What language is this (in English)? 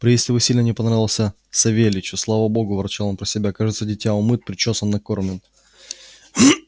Russian